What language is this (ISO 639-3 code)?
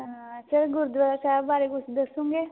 pan